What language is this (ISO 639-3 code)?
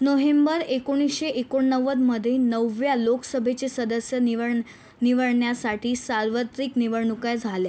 mar